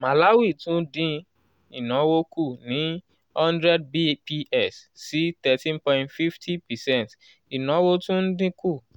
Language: Yoruba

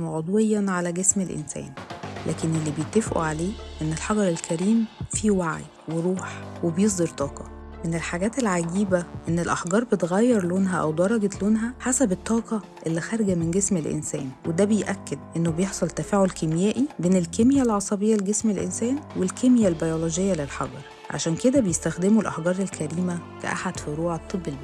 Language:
Arabic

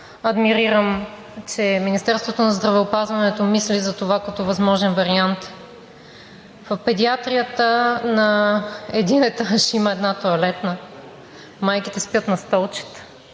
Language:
Bulgarian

